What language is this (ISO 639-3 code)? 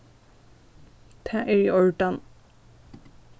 fao